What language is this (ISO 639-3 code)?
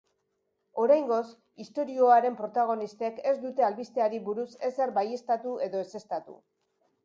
eus